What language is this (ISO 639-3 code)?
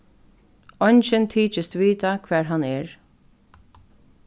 fao